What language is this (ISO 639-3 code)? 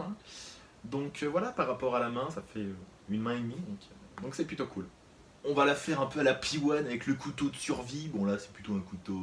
fra